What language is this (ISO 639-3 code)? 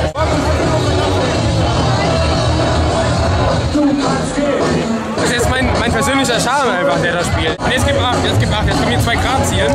deu